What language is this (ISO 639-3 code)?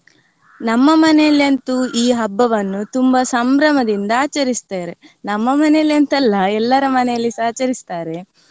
kan